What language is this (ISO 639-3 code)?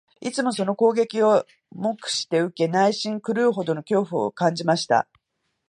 jpn